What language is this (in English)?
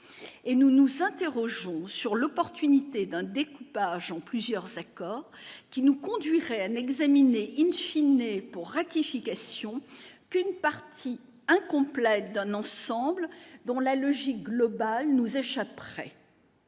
French